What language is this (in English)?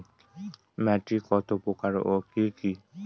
Bangla